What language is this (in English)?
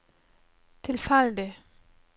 Norwegian